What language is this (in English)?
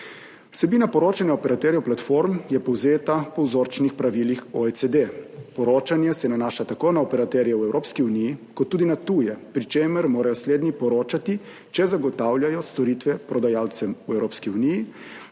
Slovenian